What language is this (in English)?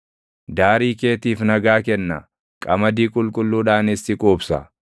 Oromo